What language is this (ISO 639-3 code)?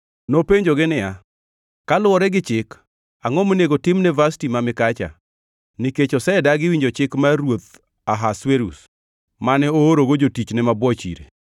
luo